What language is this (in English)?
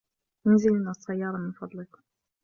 Arabic